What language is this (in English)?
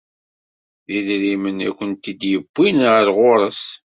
Kabyle